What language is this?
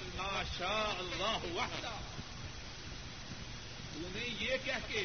Urdu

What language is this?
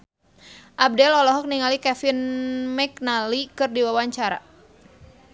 Sundanese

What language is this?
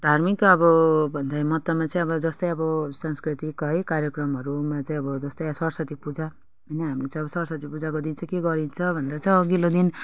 Nepali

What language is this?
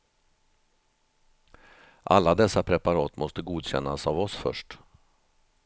Swedish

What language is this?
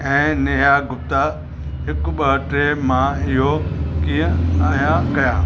Sindhi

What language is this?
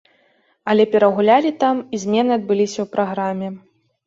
Belarusian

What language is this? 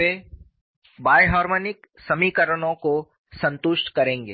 Hindi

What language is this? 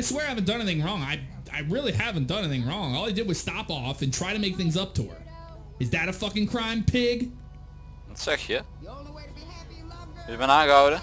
Dutch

